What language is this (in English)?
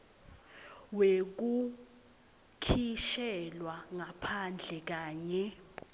Swati